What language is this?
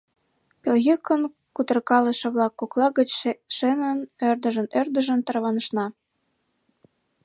Mari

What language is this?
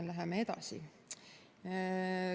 Estonian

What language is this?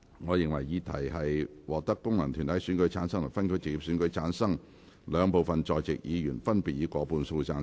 Cantonese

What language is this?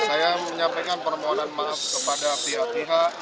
Indonesian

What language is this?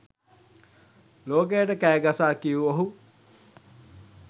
Sinhala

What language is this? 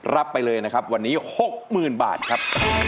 Thai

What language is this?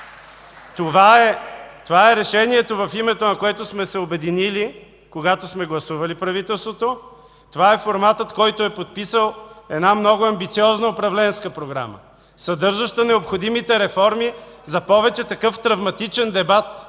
Bulgarian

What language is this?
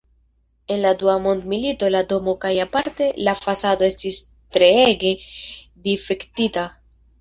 Esperanto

